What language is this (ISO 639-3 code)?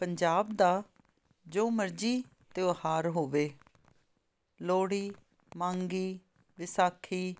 pan